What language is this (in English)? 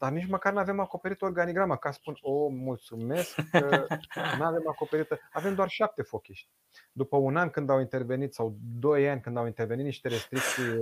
Romanian